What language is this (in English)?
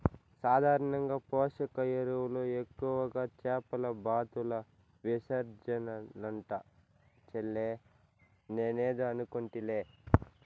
Telugu